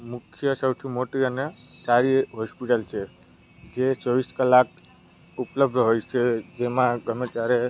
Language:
Gujarati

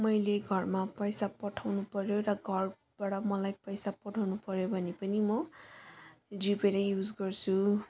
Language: Nepali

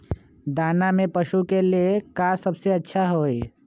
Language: Magahi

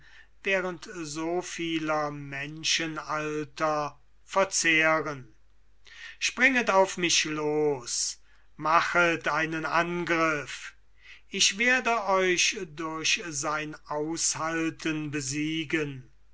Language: German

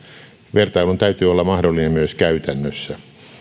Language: Finnish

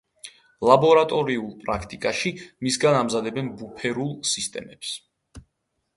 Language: Georgian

